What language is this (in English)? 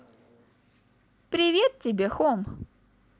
Russian